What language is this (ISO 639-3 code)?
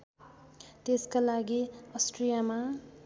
nep